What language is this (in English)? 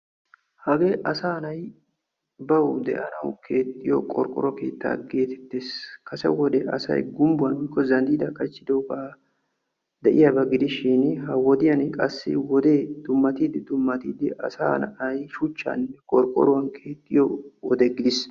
Wolaytta